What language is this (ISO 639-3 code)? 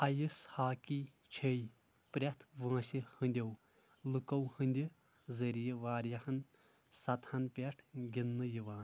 kas